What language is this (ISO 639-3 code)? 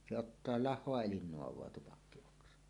fin